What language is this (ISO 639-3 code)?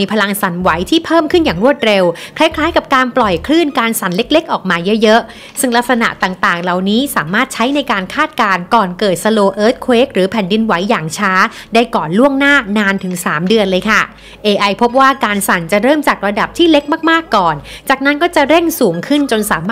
tha